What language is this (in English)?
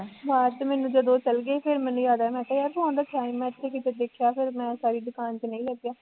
Punjabi